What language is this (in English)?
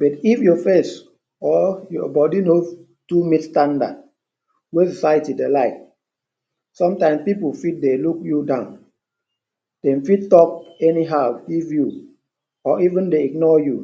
Nigerian Pidgin